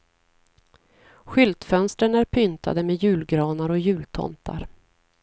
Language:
Swedish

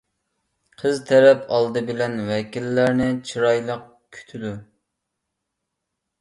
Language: Uyghur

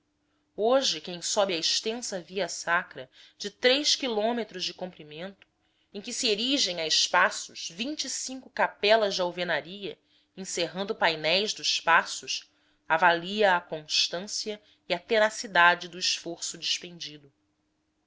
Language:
Portuguese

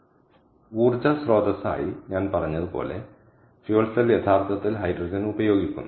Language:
Malayalam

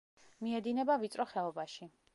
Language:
Georgian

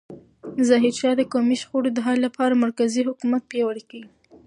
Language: Pashto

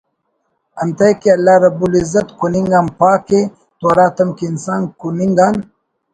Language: Brahui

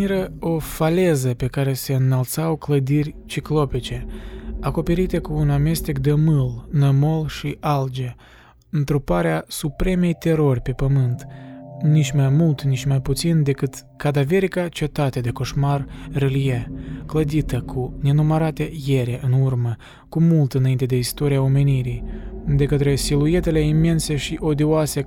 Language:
Romanian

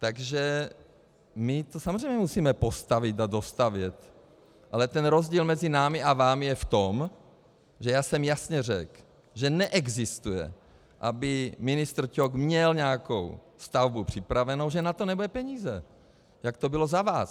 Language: Czech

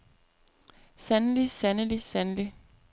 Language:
Danish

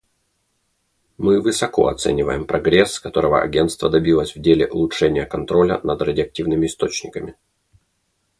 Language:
Russian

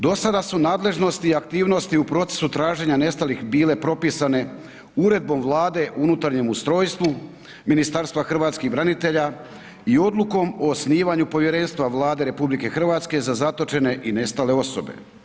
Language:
Croatian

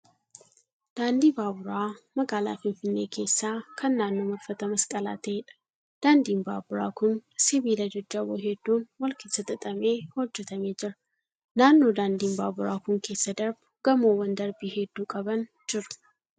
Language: Oromo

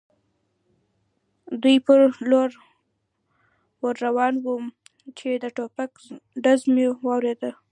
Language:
Pashto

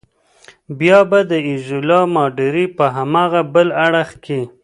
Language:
Pashto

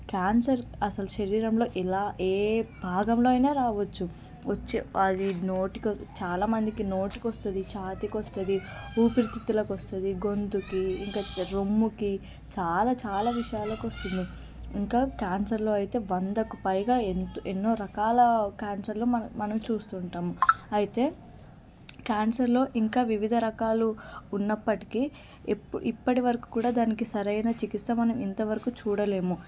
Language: Telugu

